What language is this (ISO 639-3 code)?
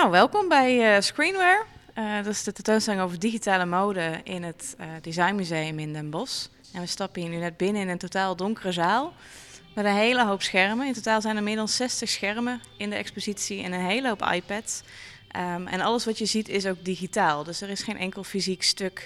nld